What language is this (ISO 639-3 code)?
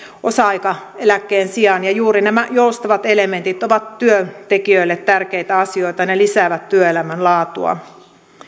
fin